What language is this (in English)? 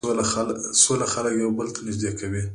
Pashto